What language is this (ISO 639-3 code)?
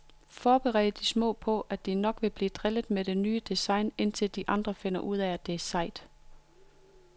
dan